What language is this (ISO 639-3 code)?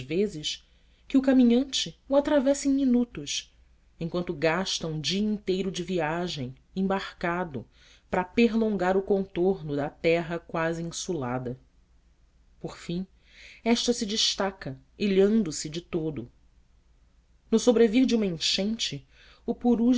por